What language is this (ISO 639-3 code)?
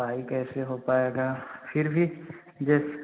hin